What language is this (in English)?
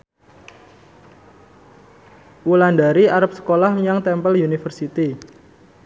Javanese